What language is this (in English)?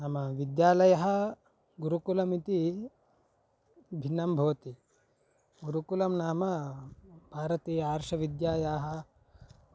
Sanskrit